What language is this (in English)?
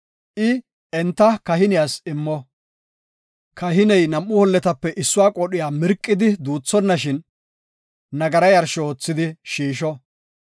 Gofa